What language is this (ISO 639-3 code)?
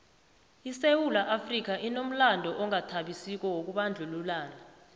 nbl